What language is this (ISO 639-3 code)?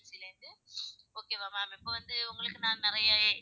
tam